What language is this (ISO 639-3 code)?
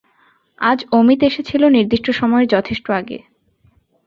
ben